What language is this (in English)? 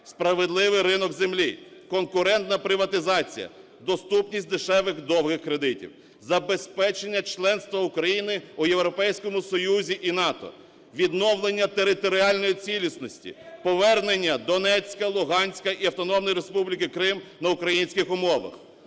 Ukrainian